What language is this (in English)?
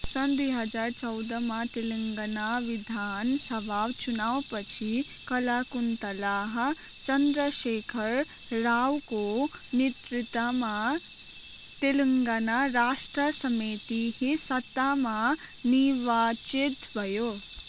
Nepali